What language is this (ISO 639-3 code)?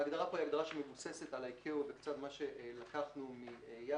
heb